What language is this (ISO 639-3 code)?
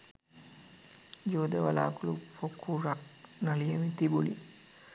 sin